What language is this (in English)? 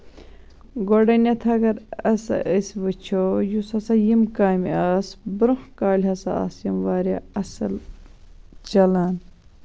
Kashmiri